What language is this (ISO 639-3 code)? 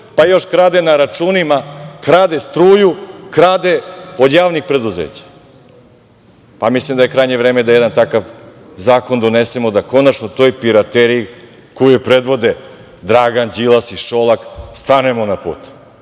srp